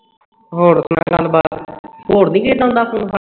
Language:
Punjabi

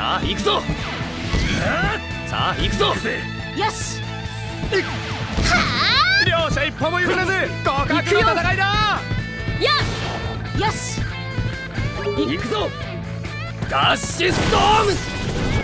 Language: Japanese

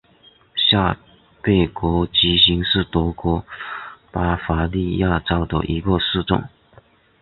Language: Chinese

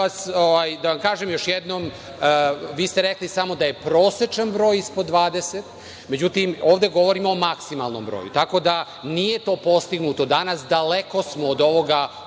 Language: Serbian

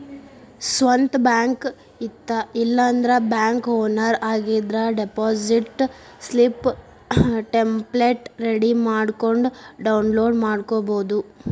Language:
Kannada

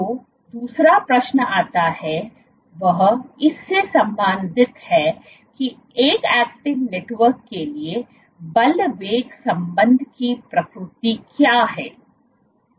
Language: Hindi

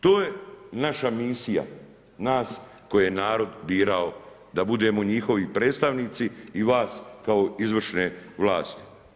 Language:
Croatian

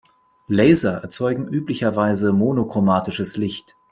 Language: German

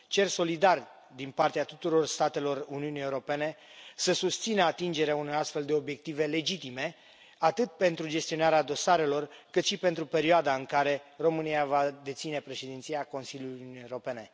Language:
Romanian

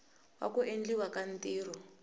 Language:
Tsonga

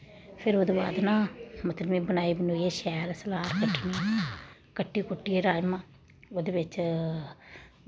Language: Dogri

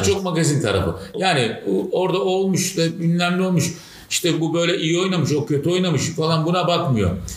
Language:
Turkish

